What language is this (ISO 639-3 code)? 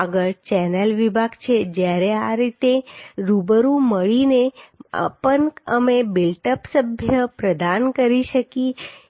guj